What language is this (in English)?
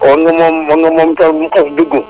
Wolof